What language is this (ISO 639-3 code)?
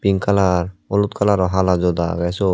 ccp